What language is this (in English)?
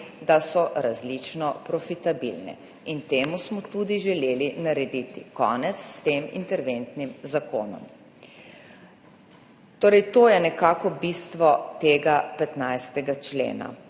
Slovenian